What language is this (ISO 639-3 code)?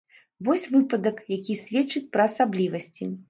bel